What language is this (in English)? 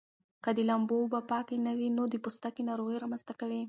Pashto